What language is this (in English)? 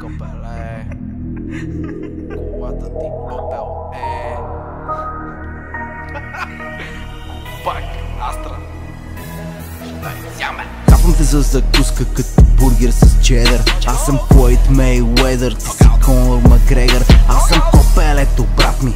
Bulgarian